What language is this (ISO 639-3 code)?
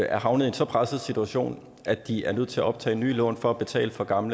dan